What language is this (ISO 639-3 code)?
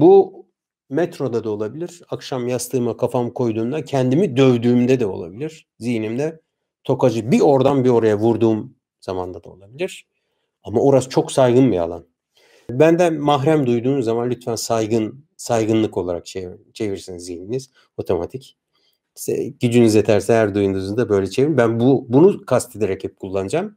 tur